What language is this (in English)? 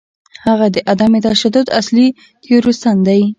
Pashto